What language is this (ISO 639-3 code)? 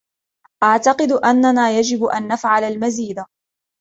ara